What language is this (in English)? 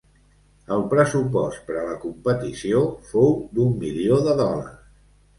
Catalan